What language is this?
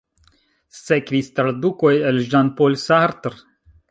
Esperanto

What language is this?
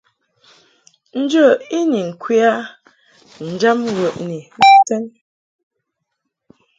Mungaka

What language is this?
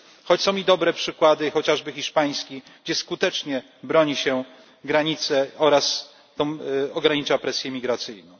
Polish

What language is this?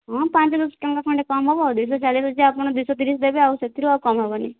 Odia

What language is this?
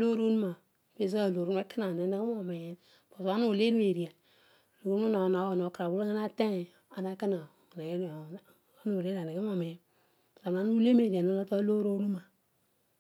Odual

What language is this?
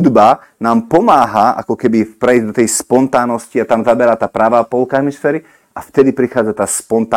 Slovak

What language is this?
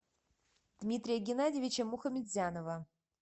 Russian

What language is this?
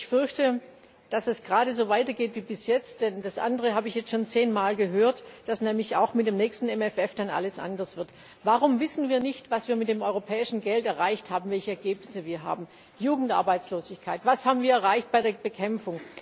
German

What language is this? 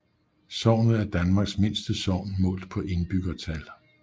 Danish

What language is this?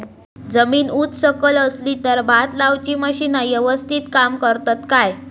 Marathi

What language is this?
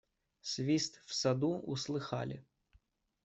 Russian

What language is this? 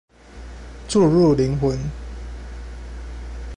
Chinese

